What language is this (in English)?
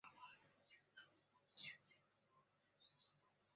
Chinese